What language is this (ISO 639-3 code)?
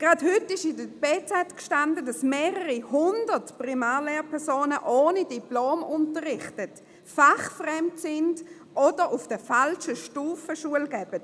gsw